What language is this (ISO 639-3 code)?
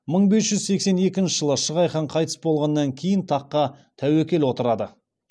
kaz